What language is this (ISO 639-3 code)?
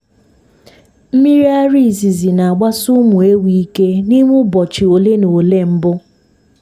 ibo